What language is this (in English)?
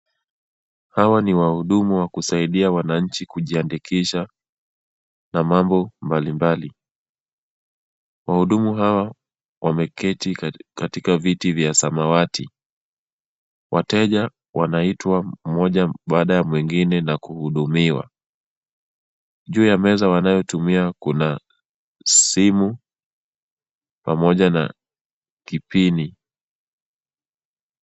Swahili